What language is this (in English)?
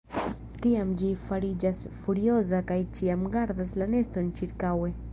Esperanto